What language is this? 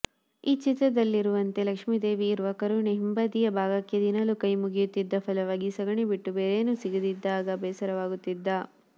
Kannada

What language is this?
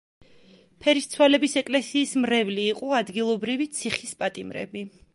Georgian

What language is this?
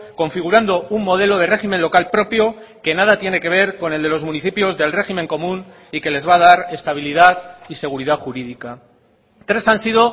Spanish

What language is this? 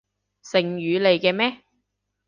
Cantonese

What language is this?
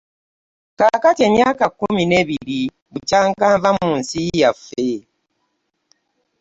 Ganda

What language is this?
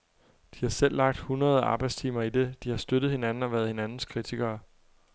Danish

